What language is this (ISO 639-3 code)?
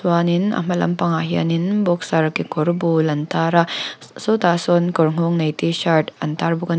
lus